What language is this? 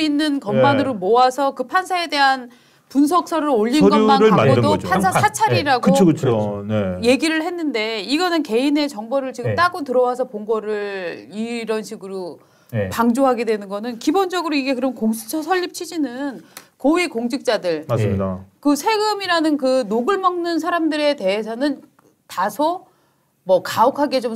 Korean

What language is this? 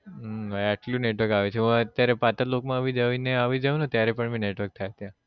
Gujarati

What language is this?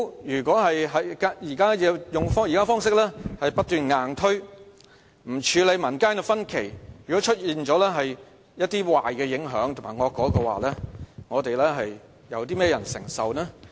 Cantonese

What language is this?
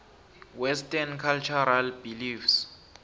South Ndebele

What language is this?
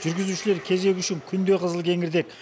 Kazakh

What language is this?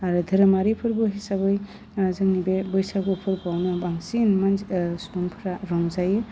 Bodo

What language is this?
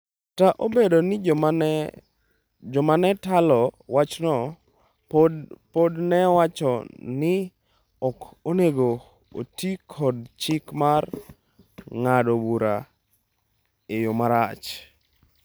Luo (Kenya and Tanzania)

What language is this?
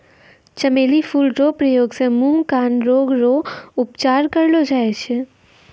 Maithili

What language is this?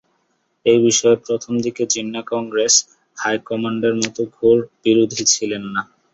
Bangla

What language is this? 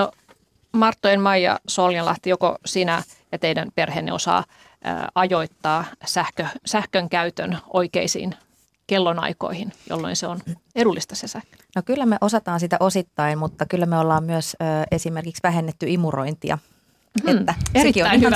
Finnish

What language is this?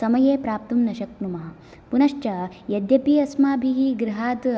Sanskrit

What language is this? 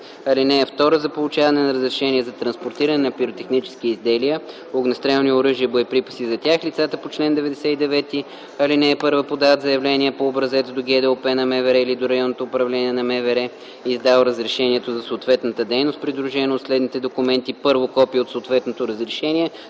Bulgarian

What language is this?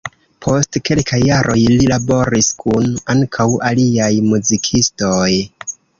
Esperanto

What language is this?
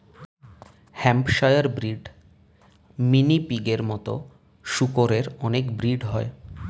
Bangla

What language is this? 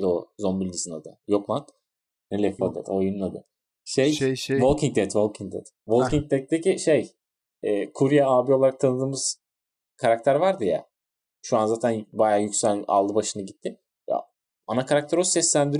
Turkish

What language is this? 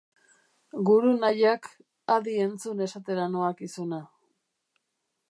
Basque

